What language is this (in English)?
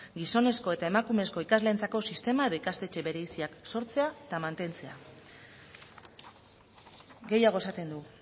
Basque